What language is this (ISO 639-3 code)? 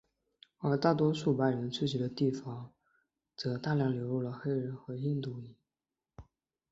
zho